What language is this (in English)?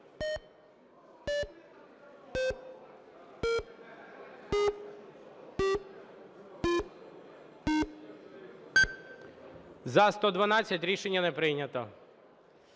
Ukrainian